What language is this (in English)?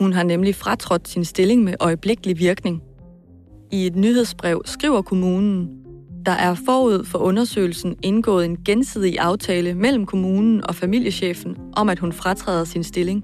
Danish